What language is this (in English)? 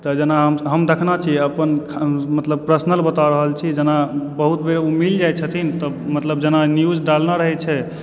Maithili